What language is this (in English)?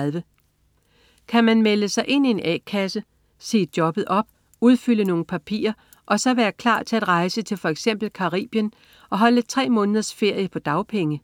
Danish